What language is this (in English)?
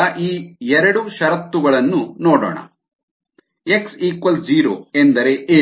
Kannada